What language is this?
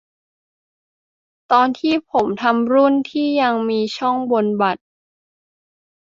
Thai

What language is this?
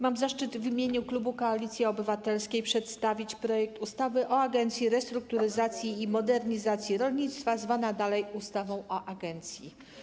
Polish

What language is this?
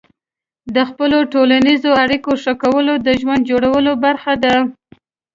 Pashto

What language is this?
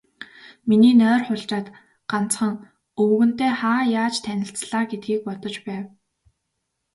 Mongolian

